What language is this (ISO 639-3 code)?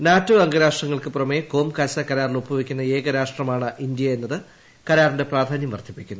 mal